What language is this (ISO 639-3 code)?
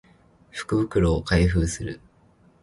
jpn